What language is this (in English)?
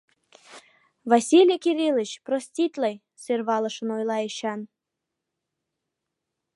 Mari